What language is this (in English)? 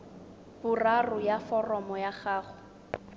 Tswana